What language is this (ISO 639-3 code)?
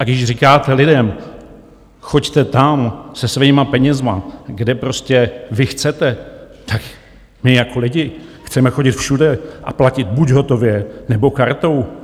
ces